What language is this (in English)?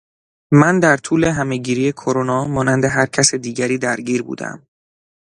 Persian